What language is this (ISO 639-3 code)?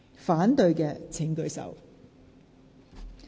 yue